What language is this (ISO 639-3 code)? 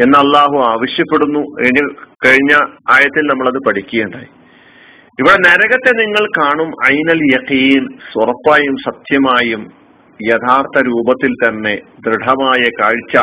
mal